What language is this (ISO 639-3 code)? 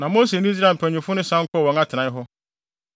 aka